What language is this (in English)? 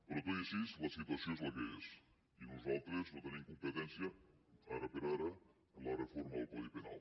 Catalan